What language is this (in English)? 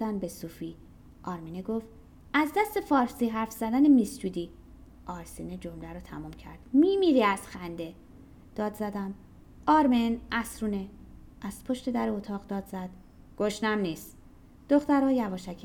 Persian